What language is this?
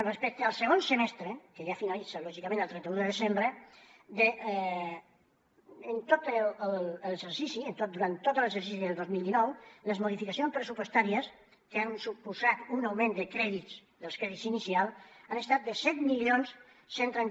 Catalan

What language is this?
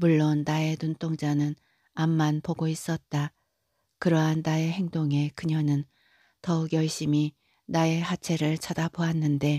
Korean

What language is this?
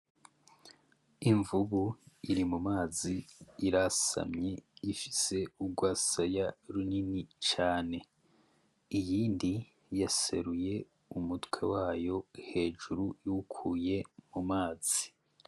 Rundi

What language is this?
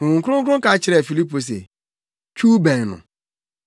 Akan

